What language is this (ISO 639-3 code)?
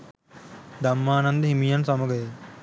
sin